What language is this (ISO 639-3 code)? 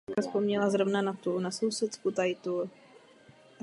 ces